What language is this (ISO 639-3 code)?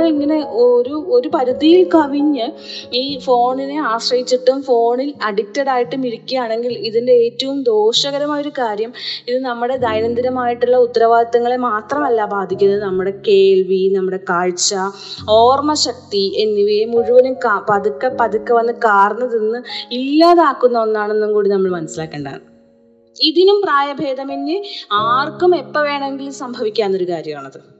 mal